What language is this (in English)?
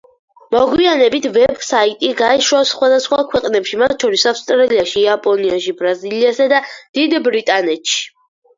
Georgian